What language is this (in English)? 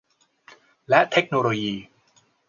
Thai